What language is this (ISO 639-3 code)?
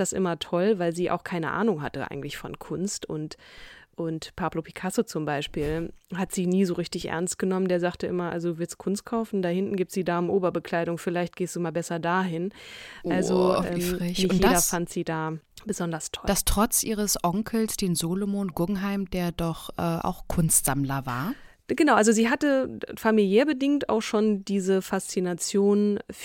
deu